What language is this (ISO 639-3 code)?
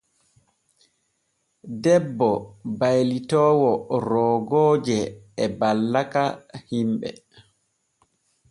fue